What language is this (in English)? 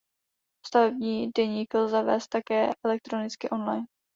Czech